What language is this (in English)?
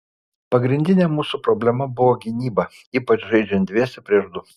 Lithuanian